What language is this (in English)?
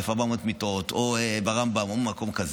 Hebrew